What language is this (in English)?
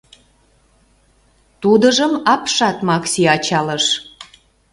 Mari